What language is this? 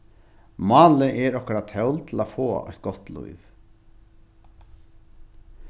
Faroese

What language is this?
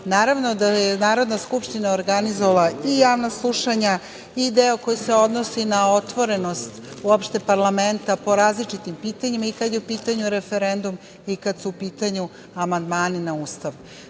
Serbian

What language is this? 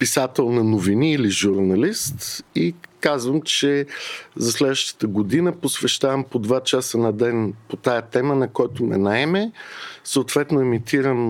Bulgarian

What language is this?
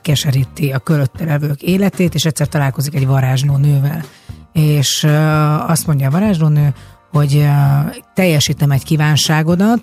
Hungarian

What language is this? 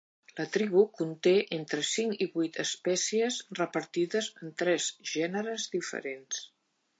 Catalan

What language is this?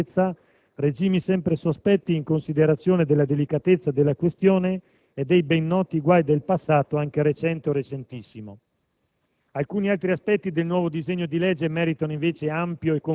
Italian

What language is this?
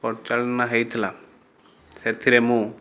Odia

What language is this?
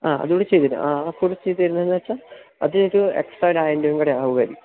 Malayalam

